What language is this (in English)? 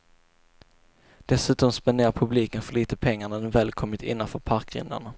Swedish